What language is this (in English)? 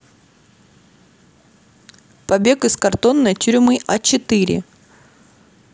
Russian